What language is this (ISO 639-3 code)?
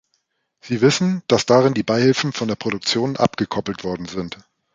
deu